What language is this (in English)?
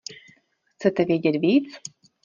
Czech